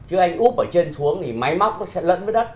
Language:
Vietnamese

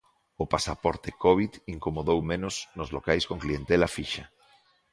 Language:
Galician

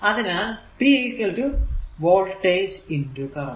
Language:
Malayalam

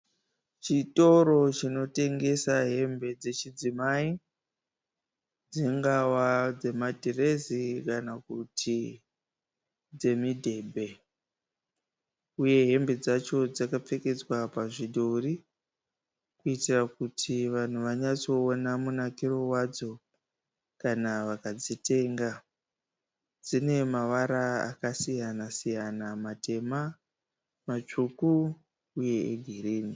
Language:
Shona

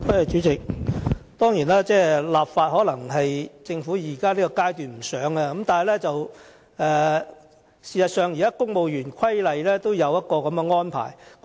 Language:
Cantonese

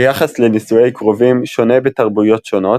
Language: Hebrew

